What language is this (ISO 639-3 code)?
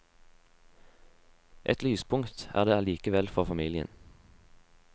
nor